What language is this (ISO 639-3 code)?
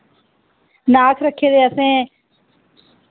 doi